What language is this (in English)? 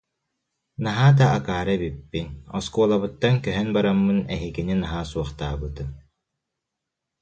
Yakut